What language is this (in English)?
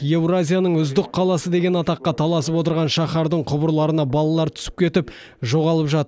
Kazakh